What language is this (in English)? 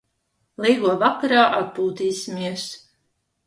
Latvian